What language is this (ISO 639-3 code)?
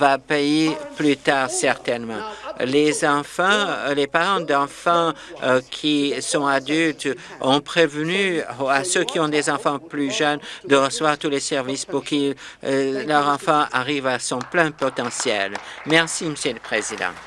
fra